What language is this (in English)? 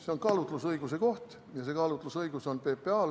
Estonian